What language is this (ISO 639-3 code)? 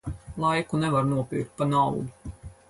lav